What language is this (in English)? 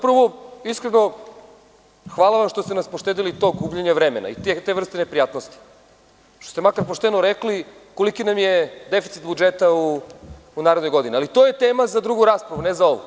Serbian